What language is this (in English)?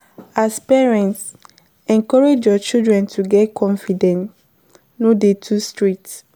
Nigerian Pidgin